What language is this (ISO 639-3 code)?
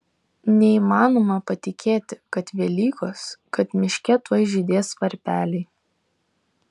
lit